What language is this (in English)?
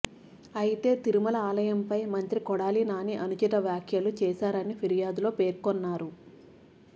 Telugu